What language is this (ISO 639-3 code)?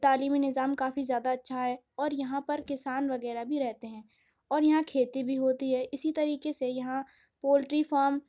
urd